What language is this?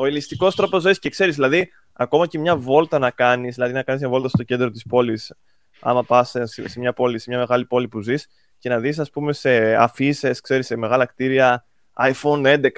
Greek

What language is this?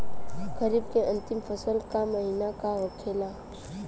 Bhojpuri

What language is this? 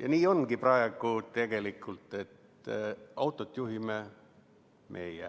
Estonian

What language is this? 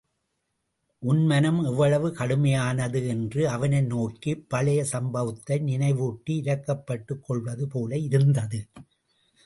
Tamil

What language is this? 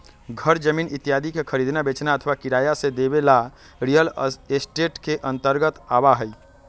Magahi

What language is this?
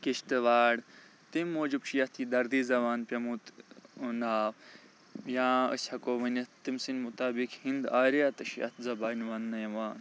Kashmiri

